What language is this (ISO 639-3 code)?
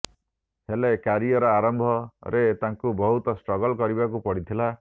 ori